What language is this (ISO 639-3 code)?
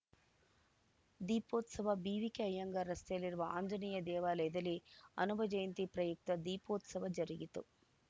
kan